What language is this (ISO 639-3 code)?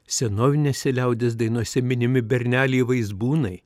lit